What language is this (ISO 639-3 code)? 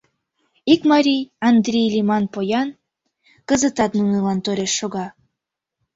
chm